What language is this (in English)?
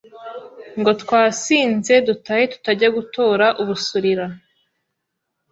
Kinyarwanda